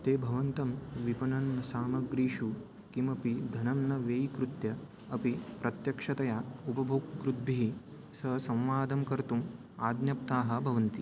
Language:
Sanskrit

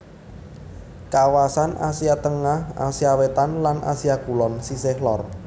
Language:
Javanese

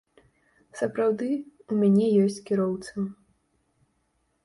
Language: Belarusian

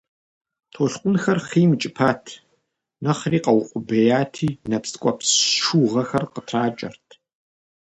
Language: Kabardian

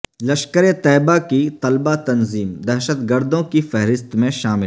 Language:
Urdu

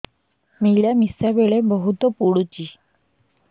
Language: Odia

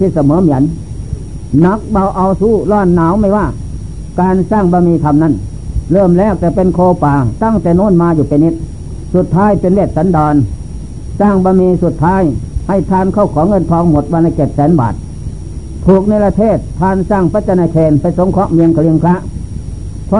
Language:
Thai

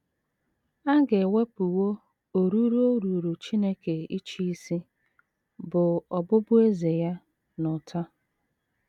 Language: Igbo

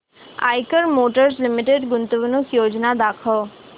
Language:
Marathi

